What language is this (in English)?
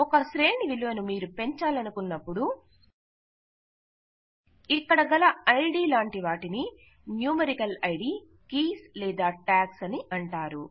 Telugu